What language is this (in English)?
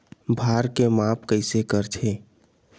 Chhattisgarhi